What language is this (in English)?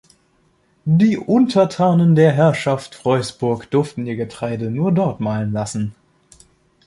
German